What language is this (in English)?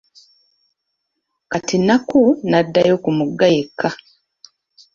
Ganda